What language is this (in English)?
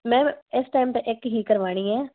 Punjabi